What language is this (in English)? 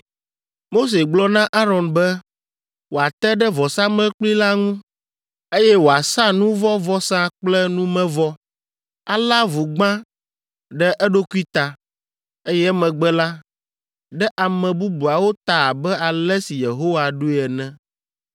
Ewe